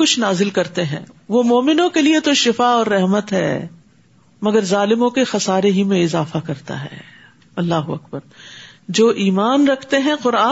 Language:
Urdu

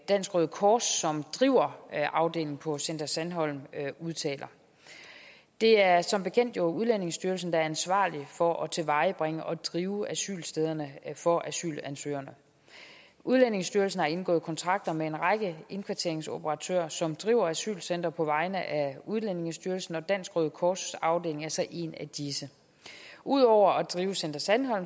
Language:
Danish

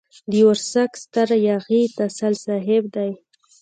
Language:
Pashto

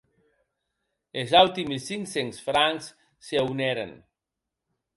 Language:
Occitan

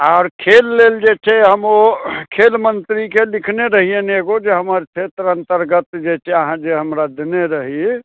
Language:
Maithili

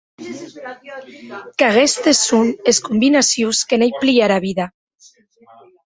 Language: Occitan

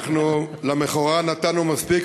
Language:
Hebrew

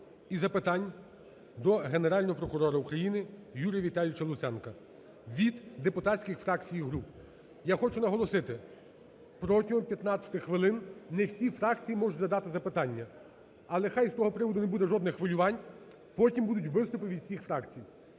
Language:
Ukrainian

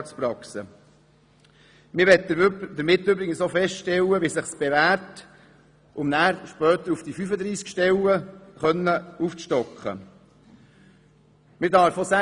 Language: Swiss German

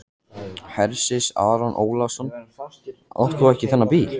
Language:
Icelandic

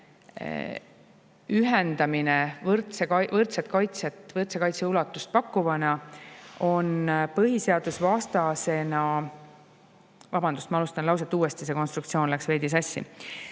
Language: Estonian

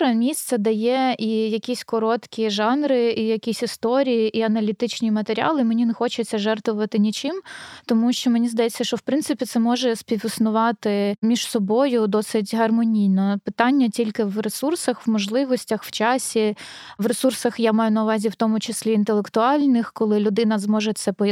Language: Ukrainian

